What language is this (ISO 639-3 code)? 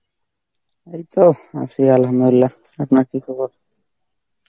ben